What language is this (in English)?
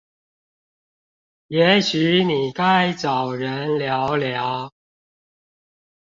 Chinese